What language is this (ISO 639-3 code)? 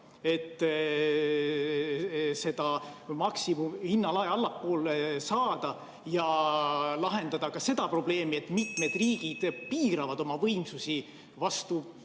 est